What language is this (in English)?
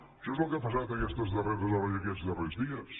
Catalan